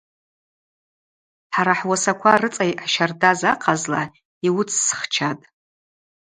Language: Abaza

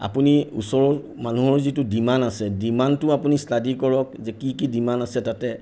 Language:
Assamese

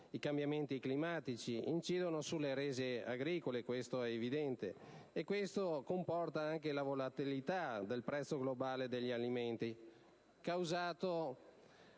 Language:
Italian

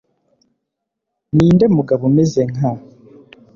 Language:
Kinyarwanda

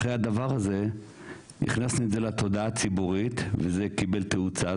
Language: Hebrew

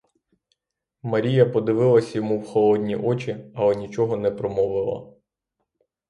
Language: Ukrainian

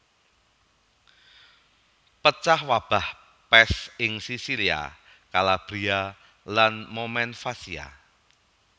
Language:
Javanese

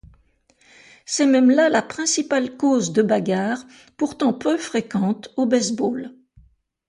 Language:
French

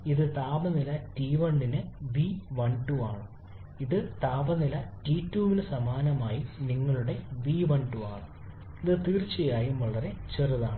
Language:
Malayalam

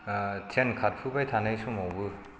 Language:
Bodo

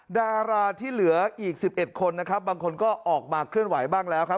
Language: Thai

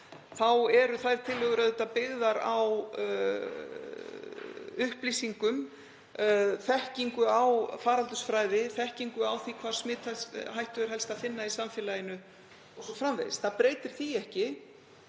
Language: Icelandic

